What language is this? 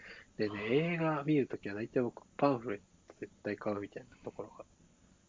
Japanese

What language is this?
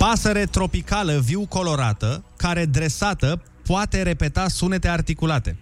Romanian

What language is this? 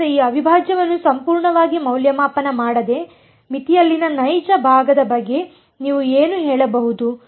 Kannada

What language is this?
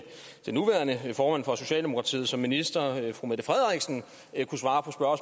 Danish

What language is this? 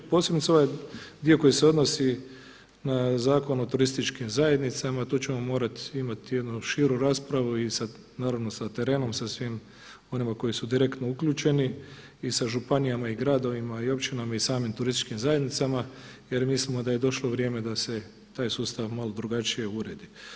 Croatian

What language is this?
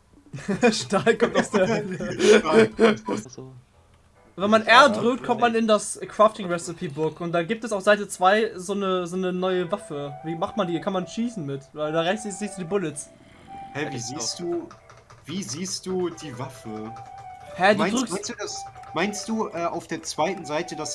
German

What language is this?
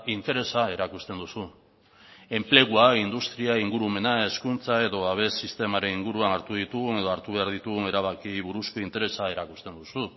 Basque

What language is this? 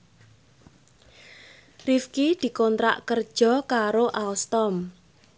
Javanese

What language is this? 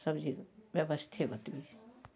Maithili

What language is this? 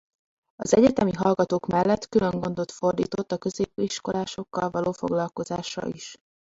Hungarian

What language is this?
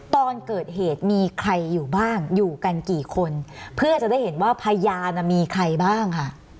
Thai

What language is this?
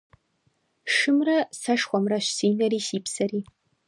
Kabardian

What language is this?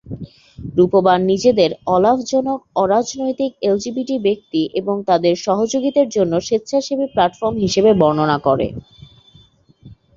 Bangla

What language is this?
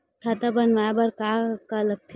Chhattisgarhi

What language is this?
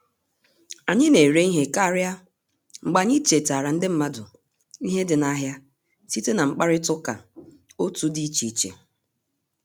Igbo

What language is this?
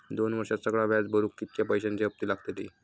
Marathi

